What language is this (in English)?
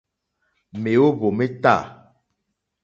Mokpwe